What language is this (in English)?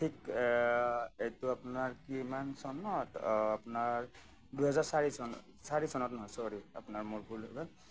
Assamese